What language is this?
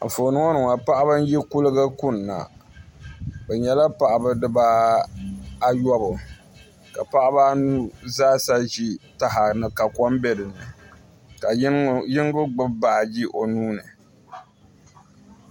Dagbani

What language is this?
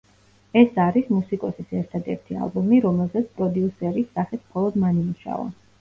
Georgian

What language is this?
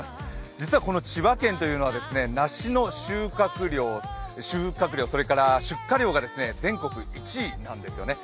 Japanese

